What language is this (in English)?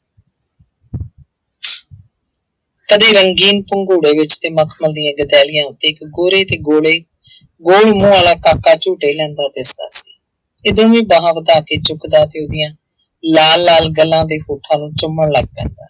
Punjabi